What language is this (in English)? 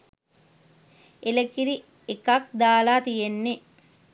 Sinhala